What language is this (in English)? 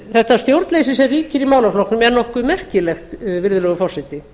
Icelandic